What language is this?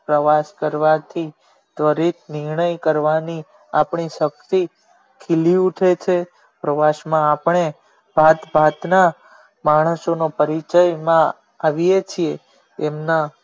Gujarati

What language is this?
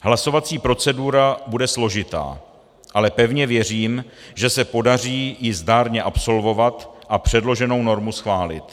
Czech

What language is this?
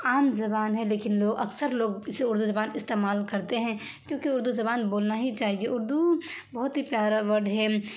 Urdu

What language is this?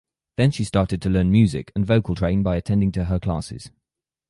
English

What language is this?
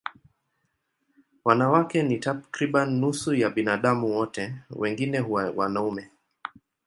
Swahili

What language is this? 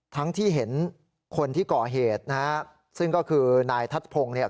Thai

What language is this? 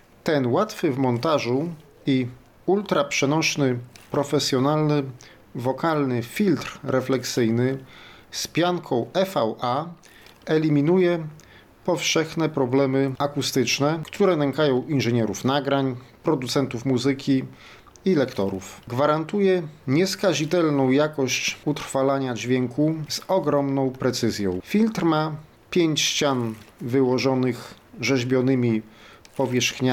Polish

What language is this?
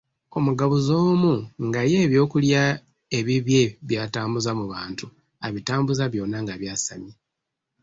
Ganda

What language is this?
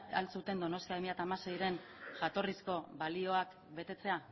Basque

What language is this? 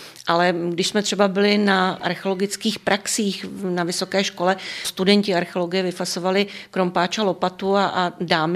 Czech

